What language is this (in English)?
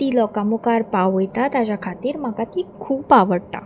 Konkani